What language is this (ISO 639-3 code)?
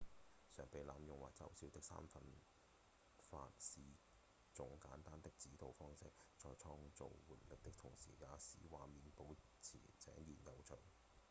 yue